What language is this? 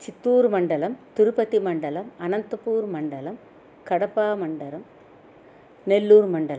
Sanskrit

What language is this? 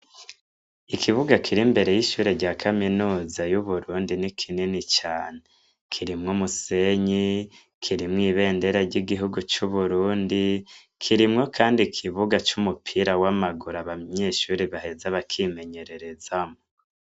Rundi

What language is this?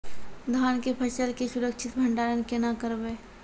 Maithili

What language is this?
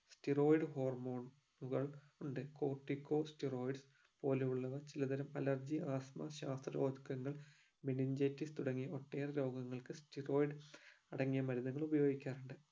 Malayalam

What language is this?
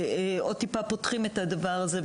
Hebrew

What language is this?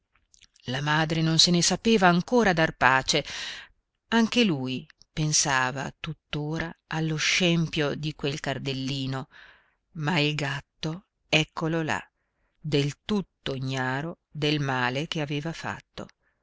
Italian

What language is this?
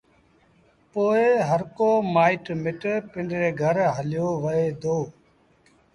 Sindhi Bhil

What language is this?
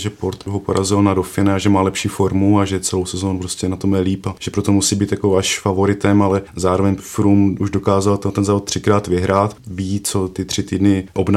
Czech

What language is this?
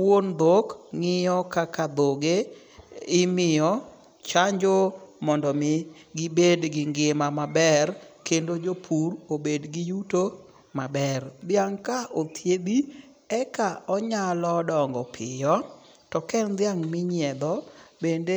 Luo (Kenya and Tanzania)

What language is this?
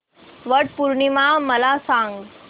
Marathi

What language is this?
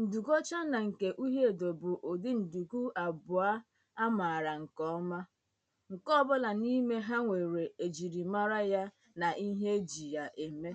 Igbo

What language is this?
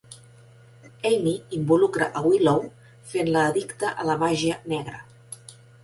Catalan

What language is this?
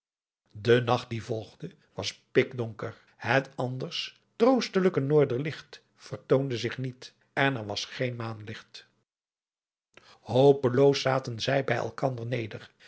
Dutch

